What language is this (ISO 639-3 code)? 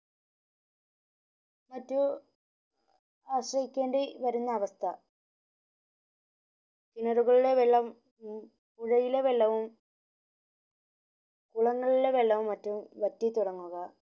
mal